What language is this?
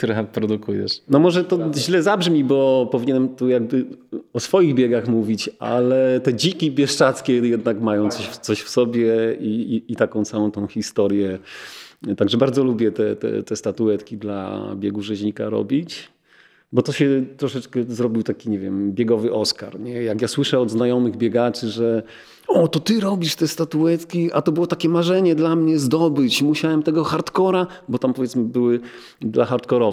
Polish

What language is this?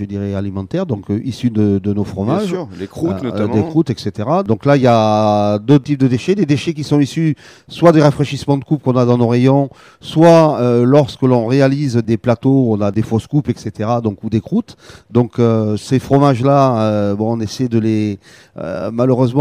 French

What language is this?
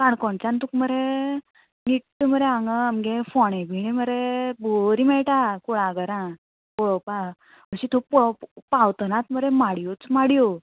Konkani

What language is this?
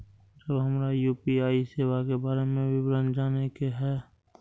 Maithili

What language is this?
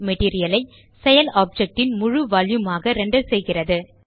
Tamil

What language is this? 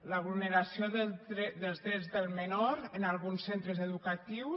Catalan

